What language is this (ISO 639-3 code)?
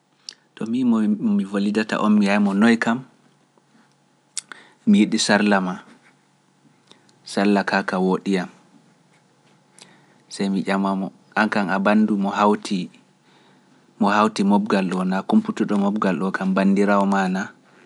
fuf